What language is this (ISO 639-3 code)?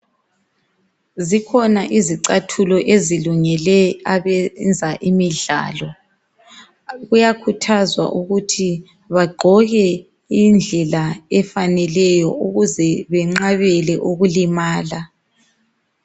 nde